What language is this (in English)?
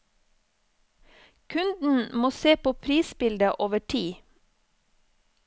Norwegian